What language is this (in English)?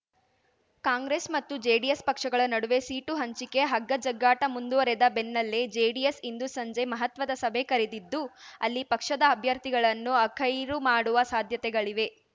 Kannada